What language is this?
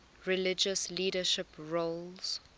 English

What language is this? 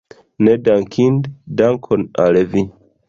Esperanto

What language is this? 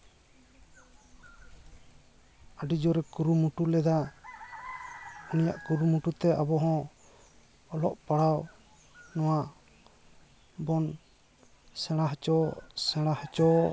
Santali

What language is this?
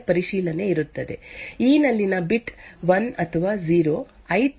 Kannada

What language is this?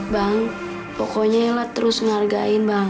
Indonesian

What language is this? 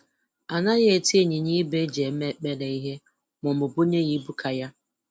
Igbo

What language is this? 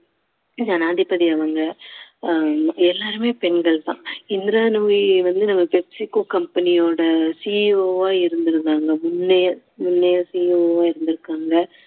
Tamil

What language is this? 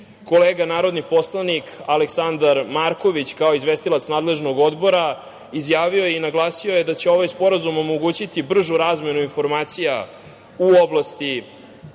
Serbian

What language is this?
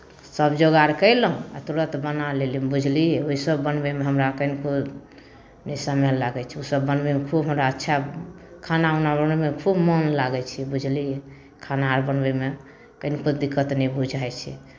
Maithili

